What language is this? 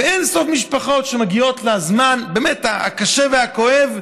Hebrew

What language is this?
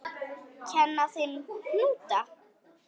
Icelandic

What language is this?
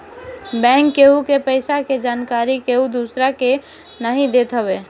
Bhojpuri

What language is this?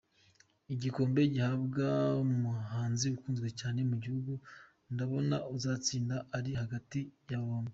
Kinyarwanda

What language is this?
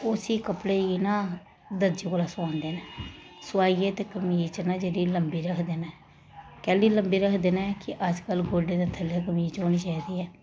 Dogri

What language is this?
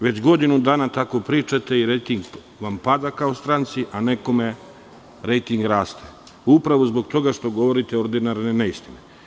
Serbian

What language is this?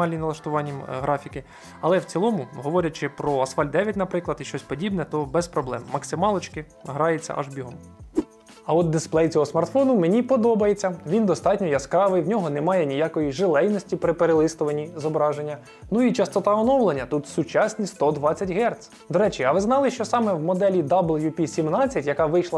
Ukrainian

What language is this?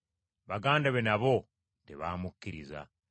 Ganda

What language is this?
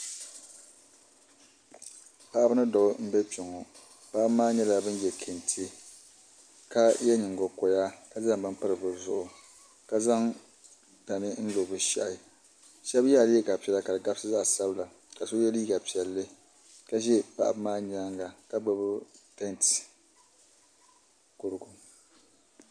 Dagbani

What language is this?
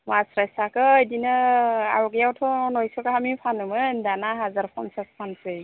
Bodo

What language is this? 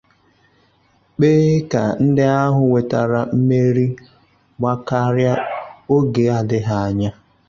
Igbo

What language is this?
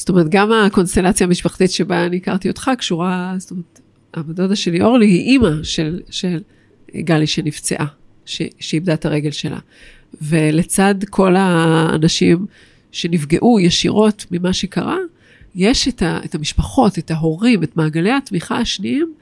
Hebrew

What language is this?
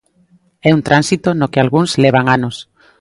Galician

